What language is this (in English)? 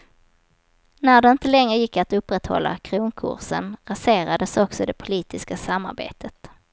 Swedish